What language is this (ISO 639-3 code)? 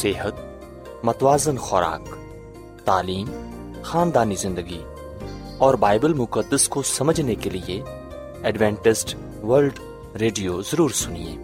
urd